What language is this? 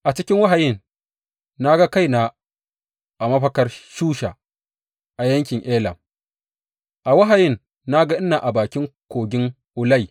Hausa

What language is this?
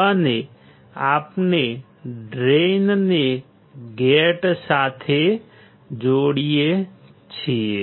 Gujarati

